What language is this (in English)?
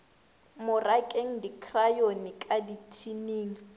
Northern Sotho